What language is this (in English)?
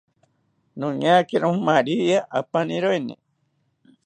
South Ucayali Ashéninka